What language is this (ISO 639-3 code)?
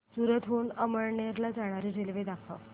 mar